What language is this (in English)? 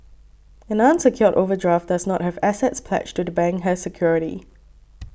English